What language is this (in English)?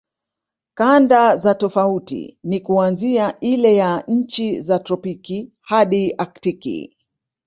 Swahili